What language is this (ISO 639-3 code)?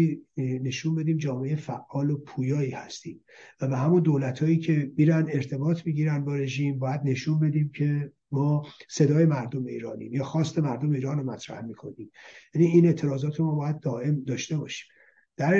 fas